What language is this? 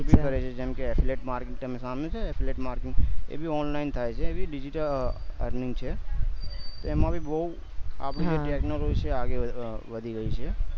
Gujarati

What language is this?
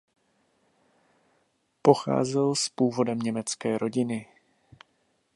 Czech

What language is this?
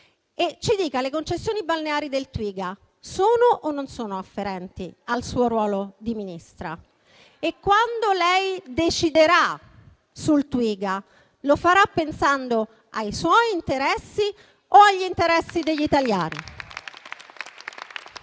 Italian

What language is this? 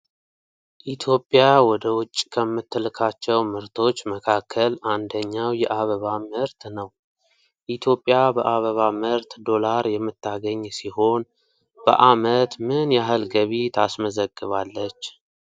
Amharic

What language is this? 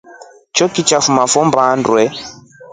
Rombo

